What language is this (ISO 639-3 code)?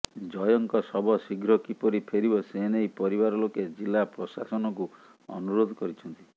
ori